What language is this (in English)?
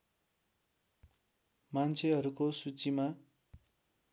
Nepali